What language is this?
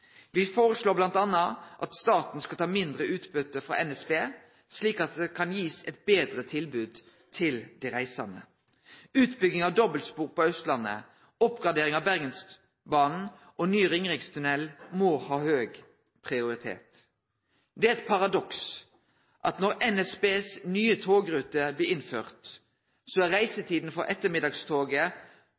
Norwegian Nynorsk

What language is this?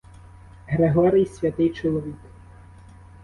Ukrainian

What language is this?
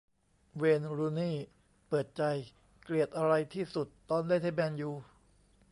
Thai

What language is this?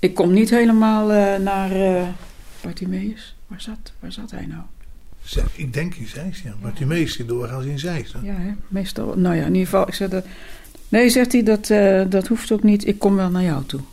Dutch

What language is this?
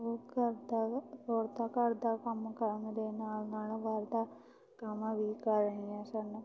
Punjabi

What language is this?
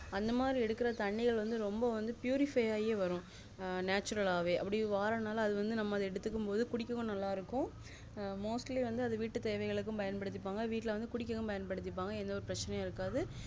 Tamil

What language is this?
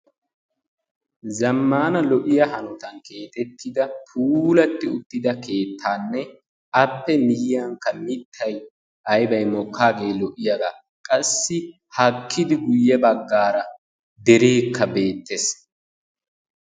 Wolaytta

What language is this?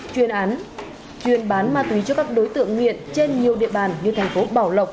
Vietnamese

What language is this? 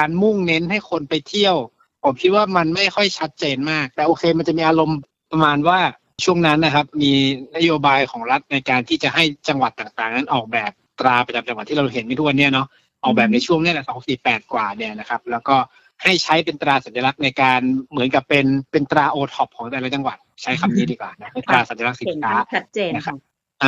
Thai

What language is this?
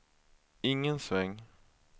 Swedish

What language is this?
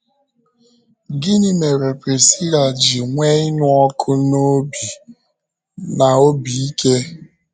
Igbo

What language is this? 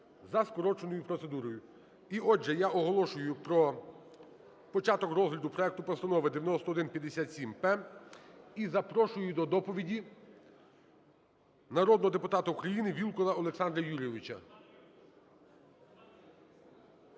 Ukrainian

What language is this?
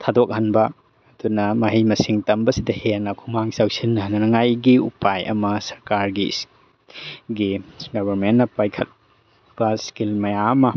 Manipuri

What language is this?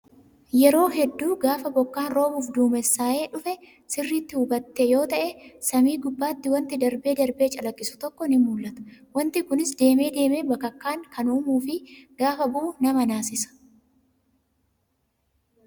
Oromo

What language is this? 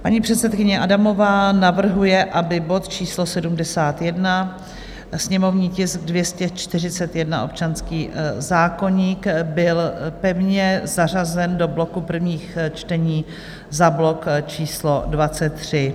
Czech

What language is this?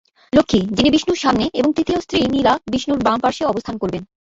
Bangla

